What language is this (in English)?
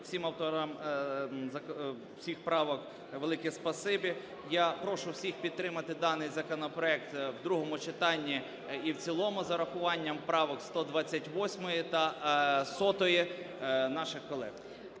Ukrainian